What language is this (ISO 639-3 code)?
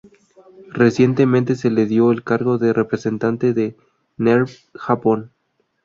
spa